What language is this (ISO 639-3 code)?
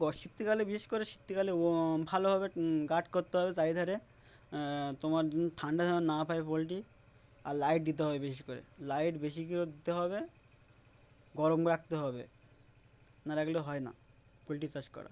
ben